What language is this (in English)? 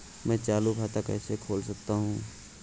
Hindi